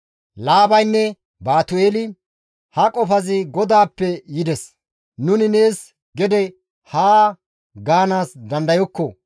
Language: Gamo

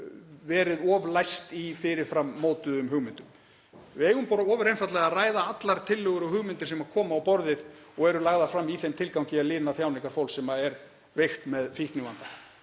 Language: Icelandic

